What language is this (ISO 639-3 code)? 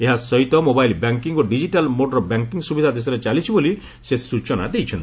ori